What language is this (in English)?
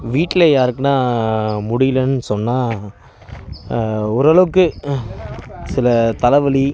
Tamil